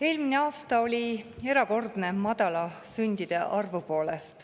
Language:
Estonian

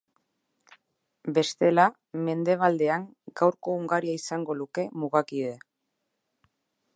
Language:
Basque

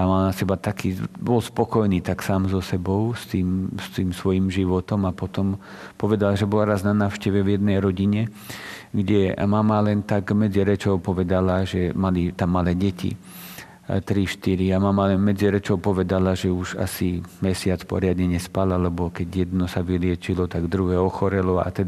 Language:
Slovak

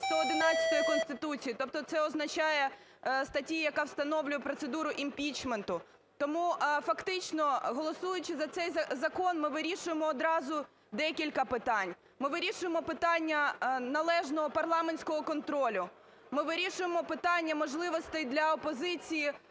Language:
Ukrainian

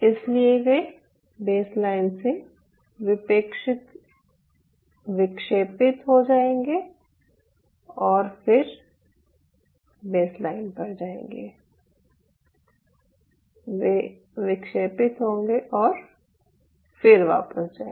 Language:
Hindi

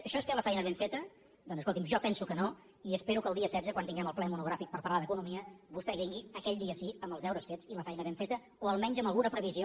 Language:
Catalan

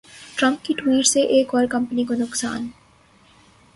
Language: Urdu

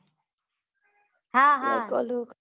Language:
Gujarati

